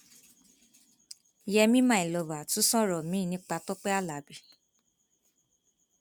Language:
Yoruba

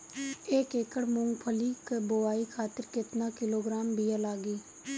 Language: Bhojpuri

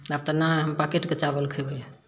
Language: Maithili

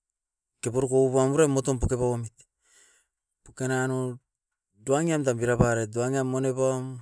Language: Askopan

